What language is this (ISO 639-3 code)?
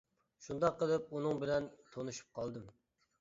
uig